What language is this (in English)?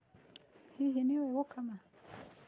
Kikuyu